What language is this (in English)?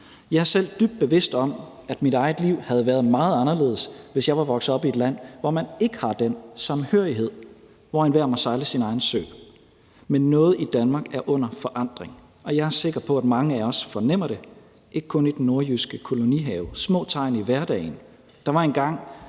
Danish